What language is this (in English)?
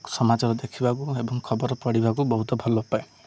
Odia